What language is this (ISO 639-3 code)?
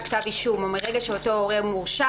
heb